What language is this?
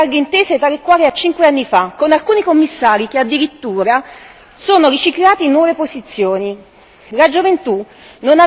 Italian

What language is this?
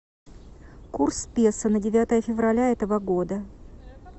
Russian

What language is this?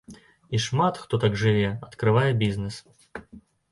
Belarusian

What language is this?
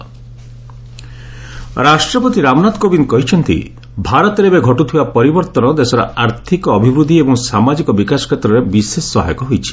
Odia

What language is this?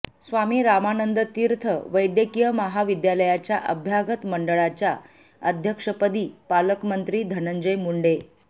Marathi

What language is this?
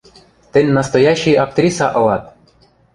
Western Mari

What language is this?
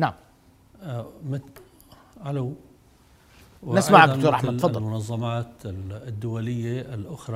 Arabic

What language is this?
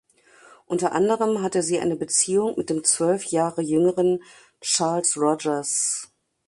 German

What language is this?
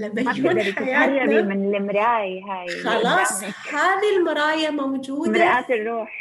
Arabic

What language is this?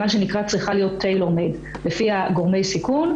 Hebrew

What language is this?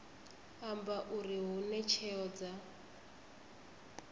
Venda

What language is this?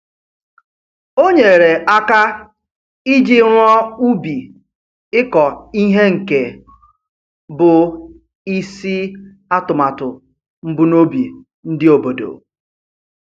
Igbo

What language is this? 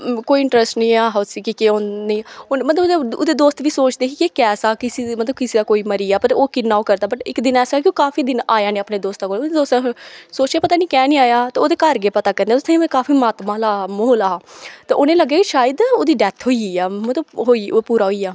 Dogri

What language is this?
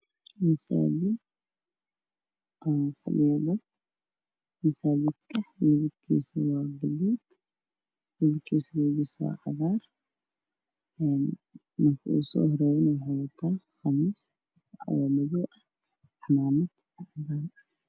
Somali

